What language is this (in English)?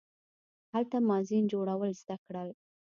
Pashto